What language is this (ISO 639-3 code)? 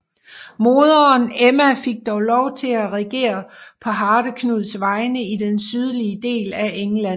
dan